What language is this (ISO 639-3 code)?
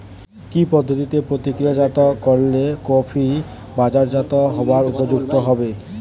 ben